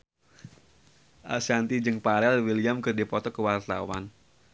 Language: Sundanese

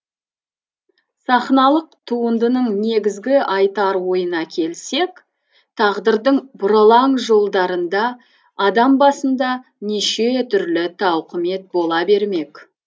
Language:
Kazakh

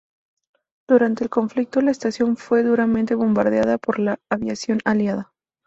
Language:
Spanish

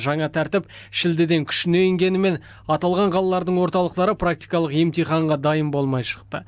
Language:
Kazakh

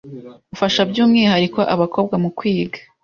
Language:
Kinyarwanda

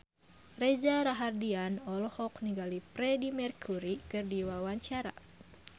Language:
Sundanese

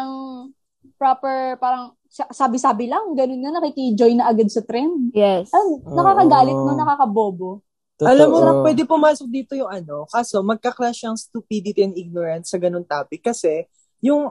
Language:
Filipino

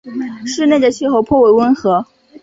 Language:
Chinese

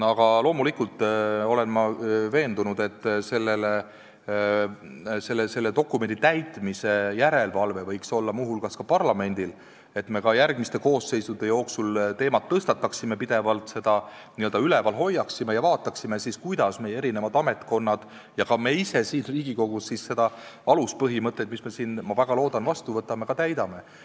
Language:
Estonian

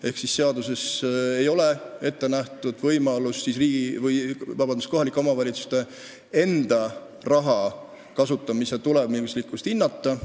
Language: Estonian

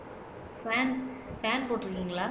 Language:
Tamil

